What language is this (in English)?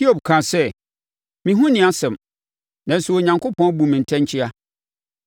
Akan